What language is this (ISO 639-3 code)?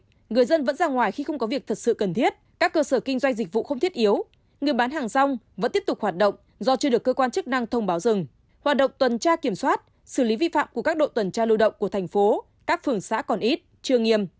vie